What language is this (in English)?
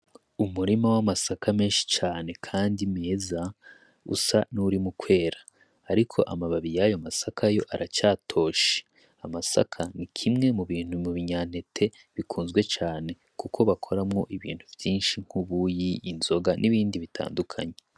Rundi